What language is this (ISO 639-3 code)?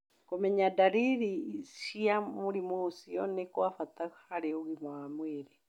kik